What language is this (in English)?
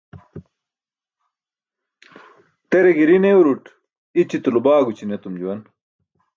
Burushaski